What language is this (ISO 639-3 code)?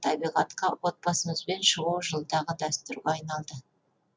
kaz